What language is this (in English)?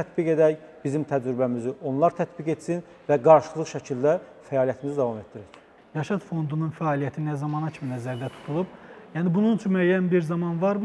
Turkish